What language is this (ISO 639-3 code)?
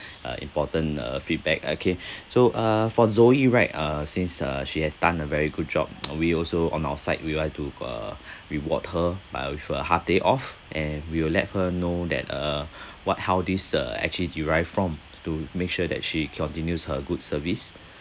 eng